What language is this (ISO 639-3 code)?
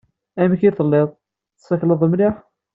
kab